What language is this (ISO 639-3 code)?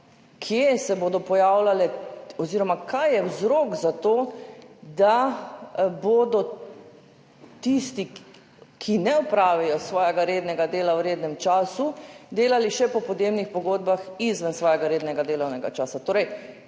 slv